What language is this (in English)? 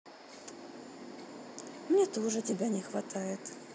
Russian